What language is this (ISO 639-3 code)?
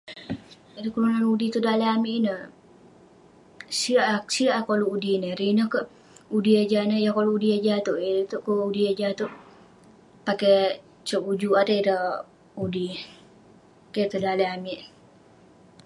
pne